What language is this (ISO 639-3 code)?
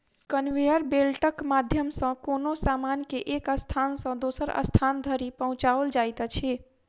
mai